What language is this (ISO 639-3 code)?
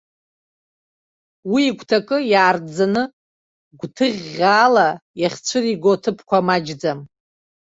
abk